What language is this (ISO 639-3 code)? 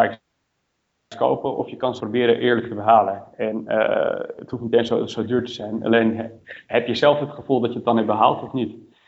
nld